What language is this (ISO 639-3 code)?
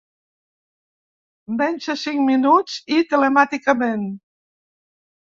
cat